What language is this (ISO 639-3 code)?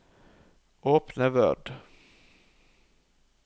nor